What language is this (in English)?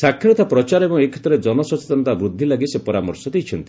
Odia